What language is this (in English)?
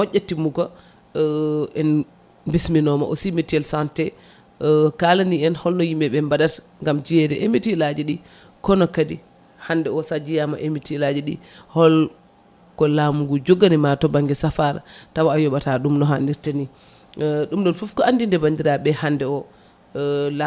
Fula